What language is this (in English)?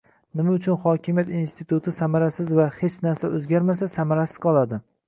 Uzbek